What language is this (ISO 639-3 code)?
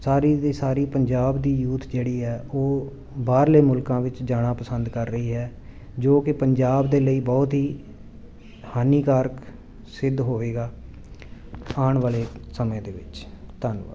pan